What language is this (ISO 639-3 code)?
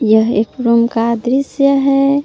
hin